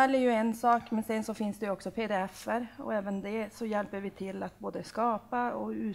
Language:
Swedish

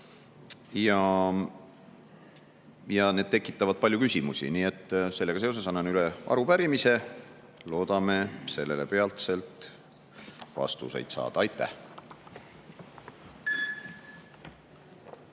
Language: Estonian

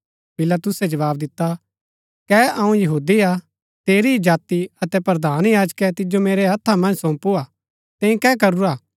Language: Gaddi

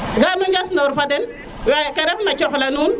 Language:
Serer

